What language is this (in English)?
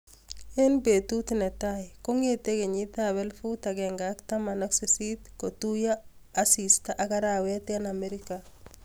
Kalenjin